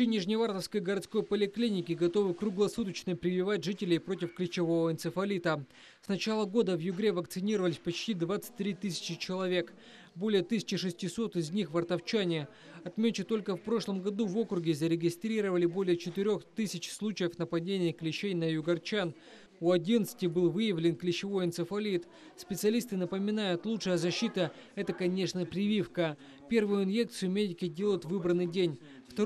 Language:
Russian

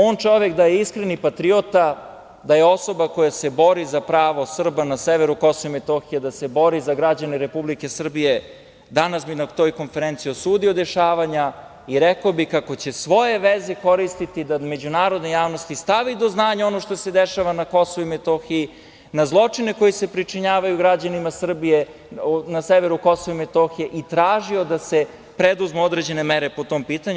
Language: Serbian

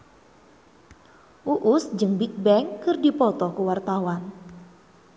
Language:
Sundanese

